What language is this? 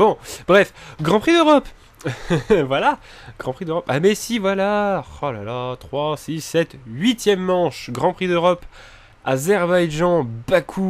French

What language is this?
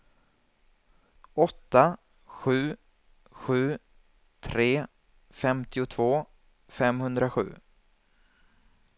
Swedish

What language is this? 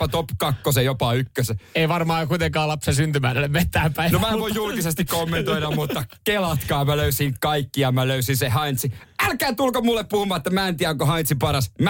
Finnish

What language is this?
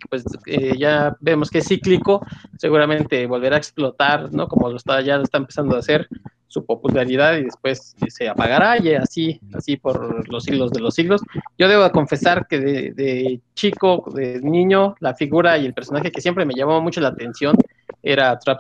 Spanish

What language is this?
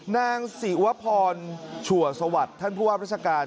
Thai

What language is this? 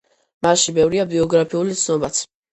Georgian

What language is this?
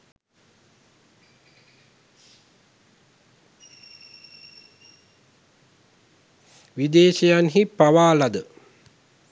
Sinhala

